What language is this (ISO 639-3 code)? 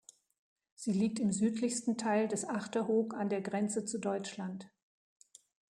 deu